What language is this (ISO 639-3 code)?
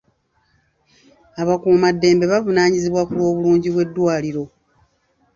lug